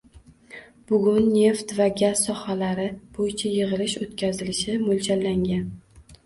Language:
Uzbek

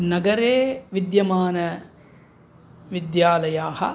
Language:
Sanskrit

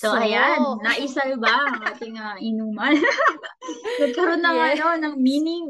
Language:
Filipino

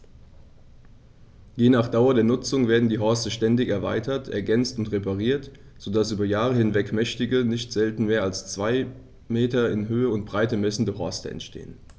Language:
German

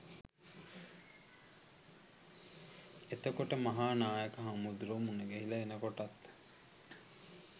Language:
Sinhala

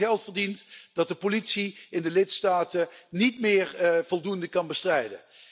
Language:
Dutch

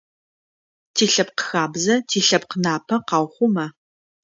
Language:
Adyghe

